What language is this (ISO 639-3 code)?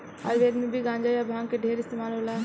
bho